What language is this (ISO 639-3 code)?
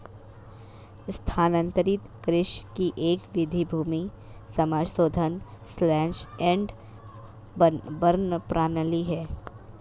hin